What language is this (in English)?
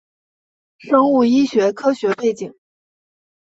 Chinese